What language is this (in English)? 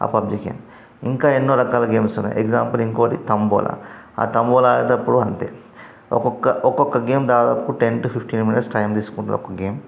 Telugu